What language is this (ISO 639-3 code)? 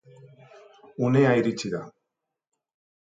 eus